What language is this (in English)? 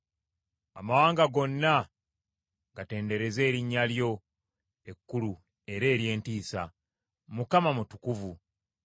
Ganda